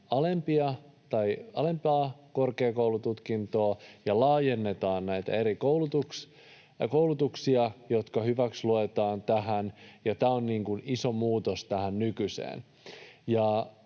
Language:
Finnish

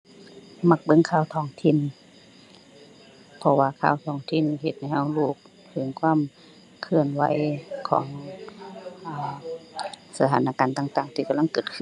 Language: Thai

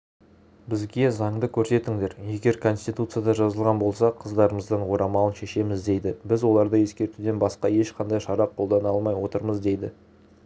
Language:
Kazakh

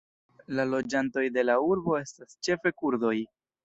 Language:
Esperanto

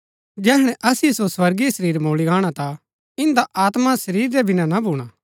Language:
Gaddi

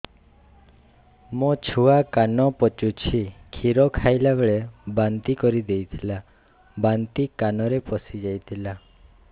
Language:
Odia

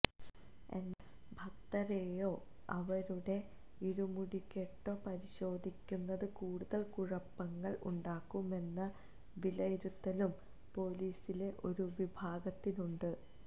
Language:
Malayalam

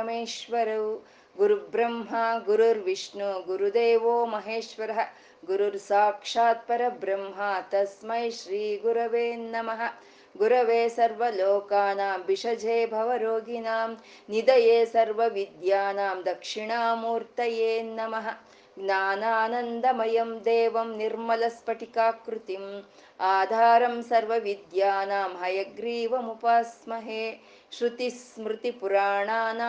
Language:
Kannada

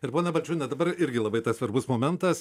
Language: Lithuanian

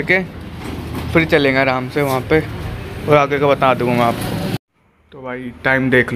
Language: Hindi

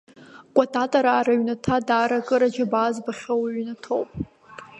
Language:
Abkhazian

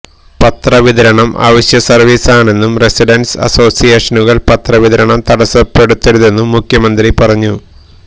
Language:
Malayalam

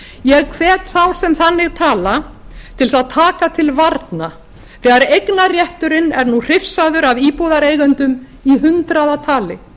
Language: Icelandic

